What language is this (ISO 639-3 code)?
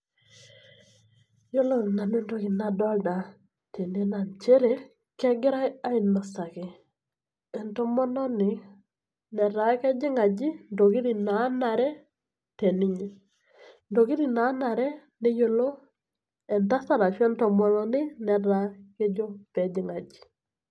mas